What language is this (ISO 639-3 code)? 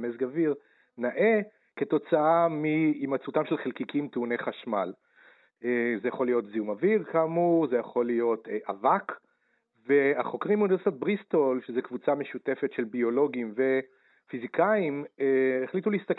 heb